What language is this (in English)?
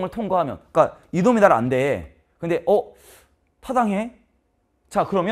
Korean